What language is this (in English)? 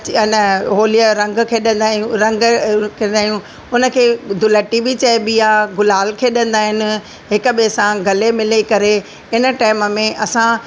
Sindhi